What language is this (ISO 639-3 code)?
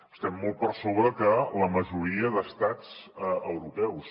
cat